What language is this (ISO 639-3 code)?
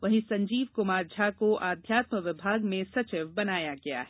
hin